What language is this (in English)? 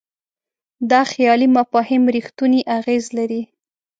Pashto